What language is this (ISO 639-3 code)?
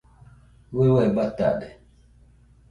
hux